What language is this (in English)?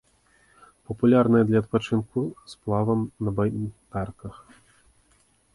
Belarusian